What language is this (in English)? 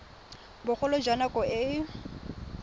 Tswana